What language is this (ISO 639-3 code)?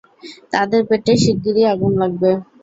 ben